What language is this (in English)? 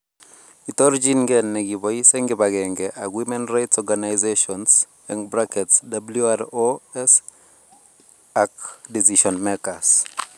Kalenjin